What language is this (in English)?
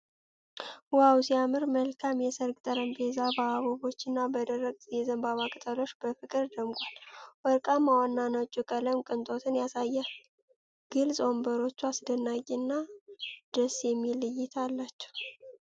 Amharic